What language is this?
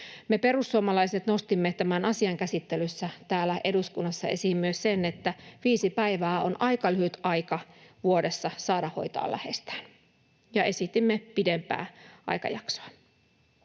Finnish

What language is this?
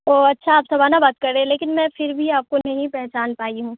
Urdu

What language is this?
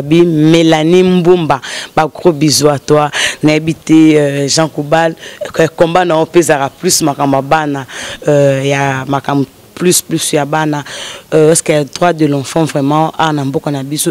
French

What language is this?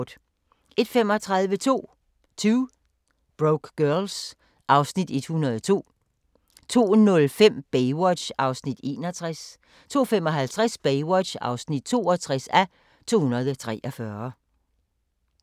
Danish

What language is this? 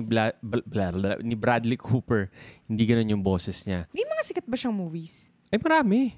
Filipino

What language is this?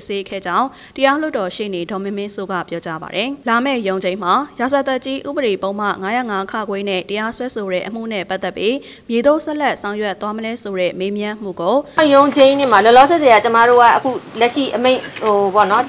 Thai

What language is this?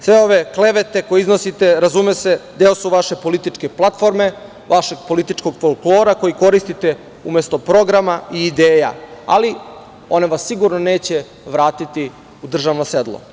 Serbian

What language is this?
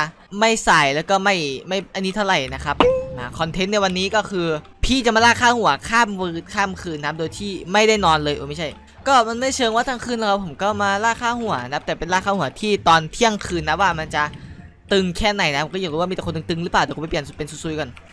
Thai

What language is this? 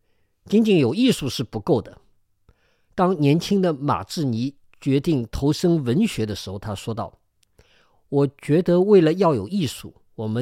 Chinese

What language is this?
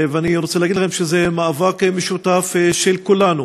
Hebrew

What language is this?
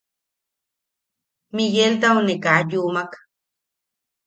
Yaqui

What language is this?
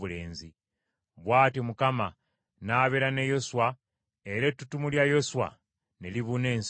Ganda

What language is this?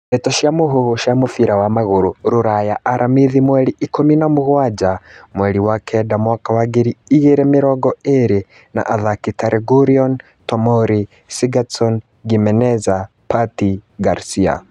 Kikuyu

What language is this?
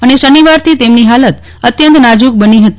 Gujarati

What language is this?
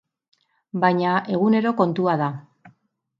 Basque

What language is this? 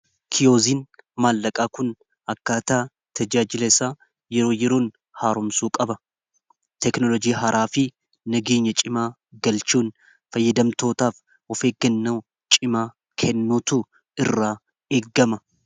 Oromo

